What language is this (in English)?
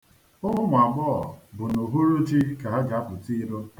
Igbo